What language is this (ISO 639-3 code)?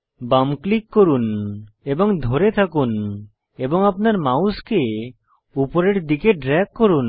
ben